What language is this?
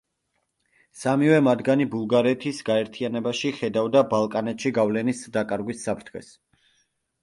Georgian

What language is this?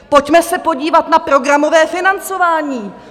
Czech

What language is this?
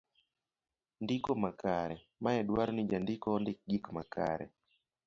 Luo (Kenya and Tanzania)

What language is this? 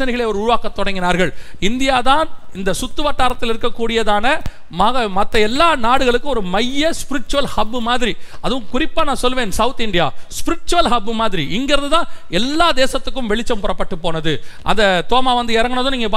Tamil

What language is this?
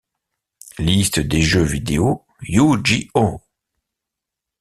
French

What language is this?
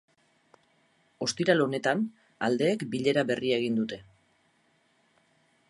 Basque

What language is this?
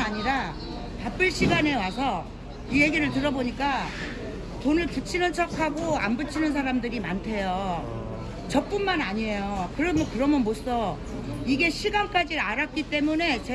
Korean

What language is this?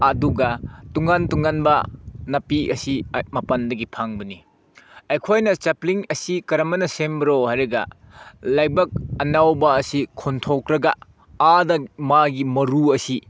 Manipuri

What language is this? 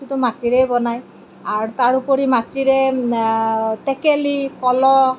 Assamese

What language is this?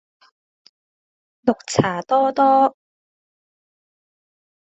Cantonese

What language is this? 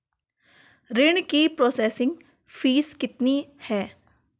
Hindi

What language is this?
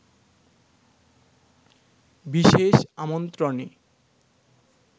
Bangla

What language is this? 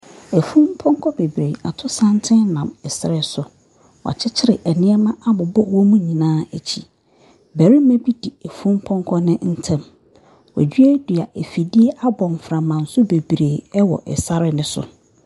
Akan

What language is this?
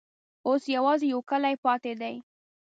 Pashto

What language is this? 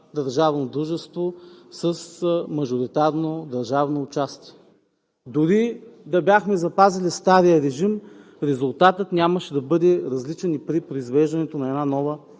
Bulgarian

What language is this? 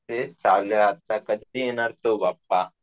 Marathi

